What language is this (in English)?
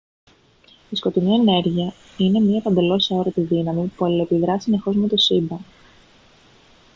Greek